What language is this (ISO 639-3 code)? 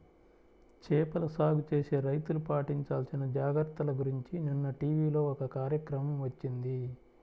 tel